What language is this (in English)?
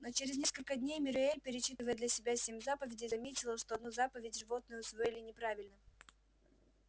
Russian